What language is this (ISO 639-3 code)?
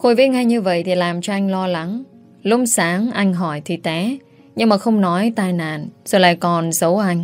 vie